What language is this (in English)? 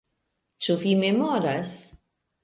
Esperanto